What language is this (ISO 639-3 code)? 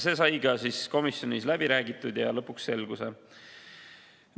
est